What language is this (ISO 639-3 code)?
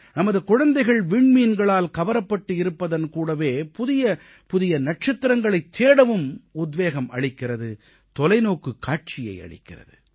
tam